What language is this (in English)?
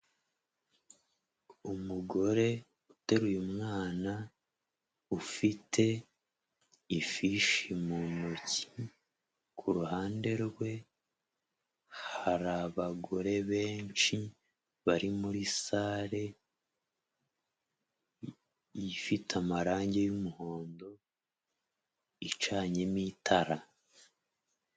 Kinyarwanda